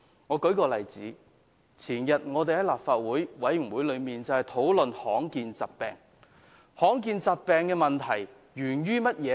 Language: Cantonese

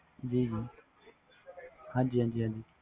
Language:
Punjabi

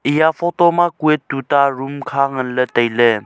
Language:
Wancho Naga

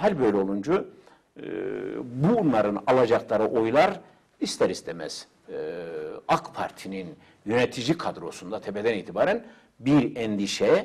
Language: Turkish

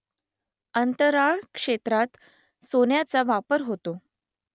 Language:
Marathi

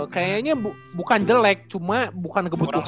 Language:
Indonesian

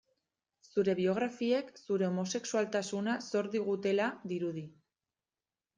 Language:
Basque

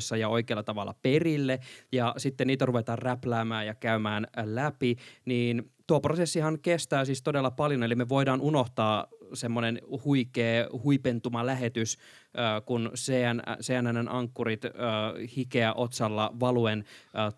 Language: Finnish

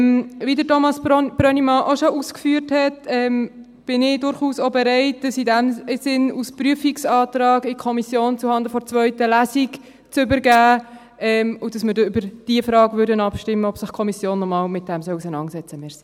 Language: Swiss German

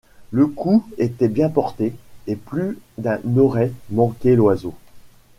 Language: French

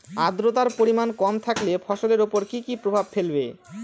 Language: Bangla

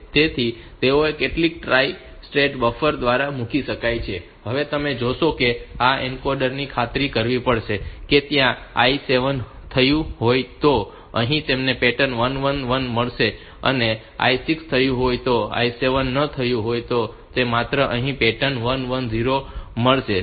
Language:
Gujarati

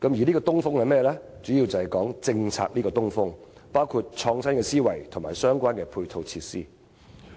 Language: Cantonese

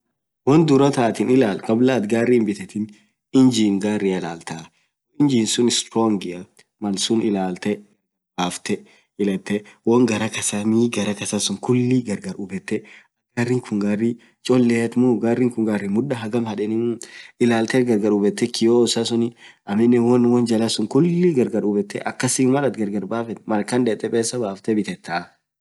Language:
Orma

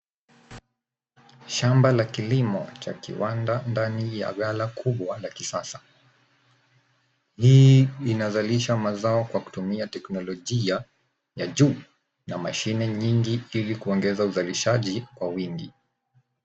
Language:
Swahili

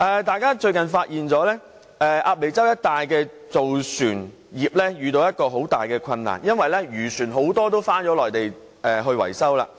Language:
Cantonese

